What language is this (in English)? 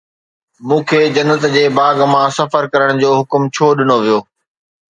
Sindhi